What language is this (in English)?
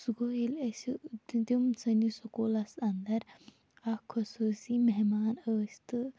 Kashmiri